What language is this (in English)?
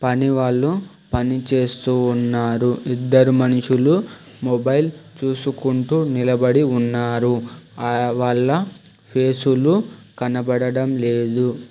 Telugu